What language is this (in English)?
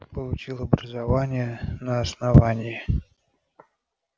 Russian